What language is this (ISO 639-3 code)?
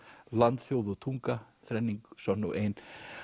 isl